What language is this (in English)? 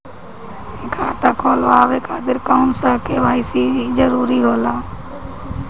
Bhojpuri